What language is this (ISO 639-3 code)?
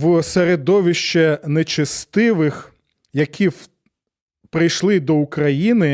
ukr